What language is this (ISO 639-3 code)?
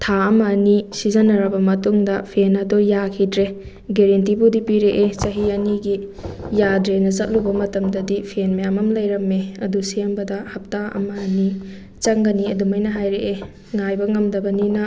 mni